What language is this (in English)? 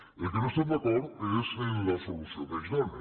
Catalan